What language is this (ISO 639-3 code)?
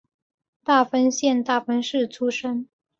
zho